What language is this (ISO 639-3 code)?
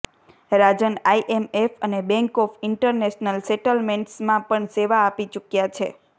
guj